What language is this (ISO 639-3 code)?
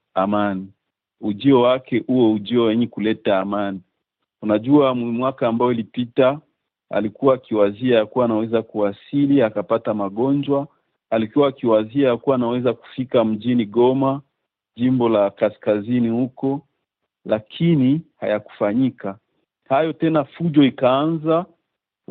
swa